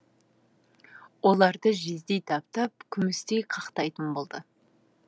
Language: Kazakh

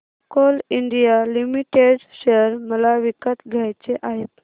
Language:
Marathi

